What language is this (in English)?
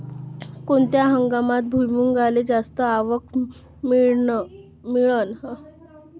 Marathi